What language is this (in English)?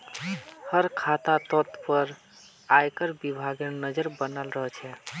Magahi